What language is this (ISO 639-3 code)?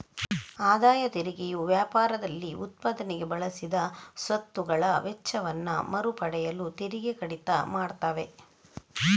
kan